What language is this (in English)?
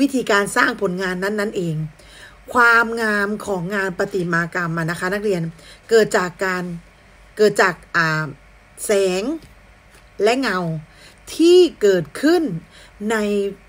Thai